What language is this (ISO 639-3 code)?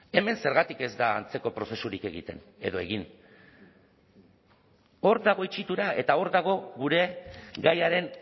eus